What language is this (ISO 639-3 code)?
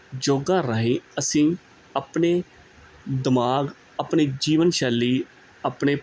pan